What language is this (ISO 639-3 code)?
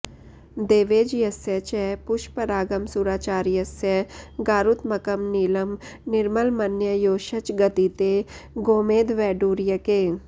san